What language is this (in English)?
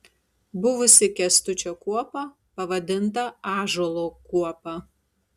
Lithuanian